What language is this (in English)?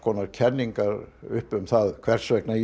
Icelandic